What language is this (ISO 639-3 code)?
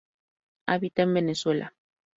spa